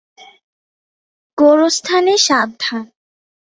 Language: Bangla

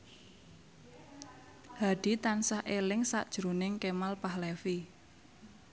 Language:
Javanese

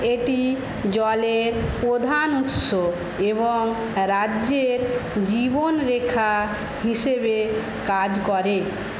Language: Bangla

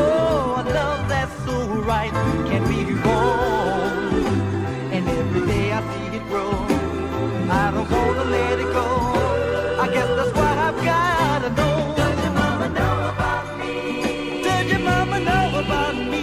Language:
English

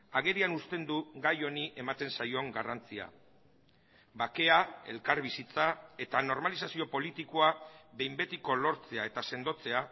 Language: Basque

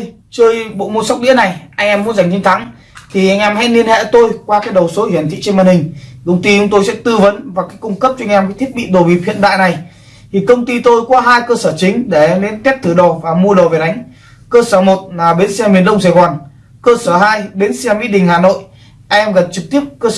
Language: Vietnamese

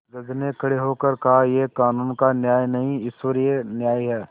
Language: Hindi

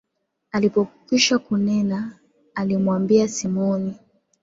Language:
Swahili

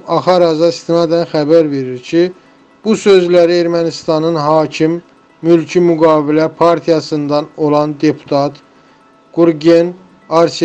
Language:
Turkish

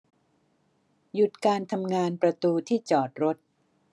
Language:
Thai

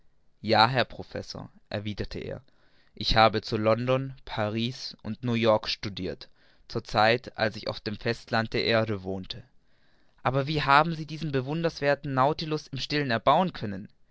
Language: German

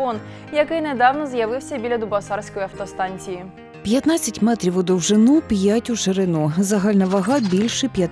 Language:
Ukrainian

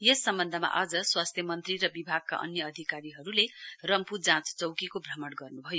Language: Nepali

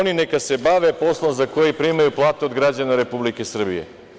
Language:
Serbian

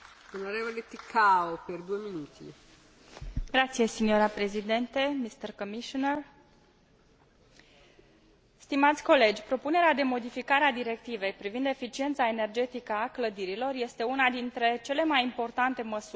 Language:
Romanian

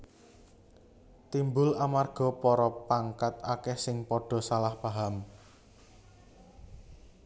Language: Javanese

